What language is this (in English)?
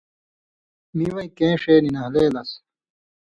Indus Kohistani